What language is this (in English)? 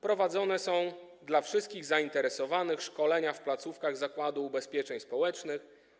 Polish